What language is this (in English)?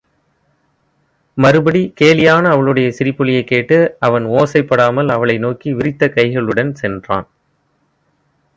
Tamil